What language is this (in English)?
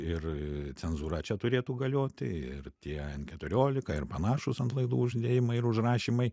Lithuanian